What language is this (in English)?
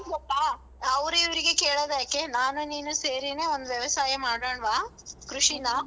Kannada